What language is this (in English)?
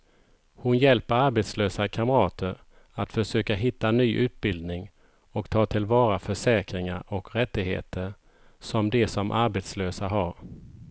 Swedish